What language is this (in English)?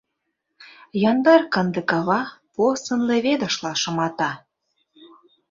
Mari